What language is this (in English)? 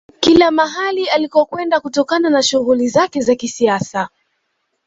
Swahili